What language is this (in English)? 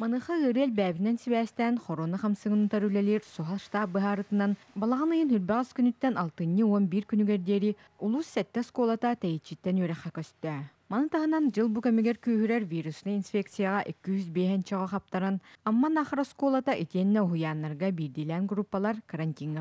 Russian